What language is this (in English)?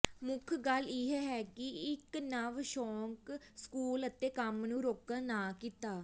Punjabi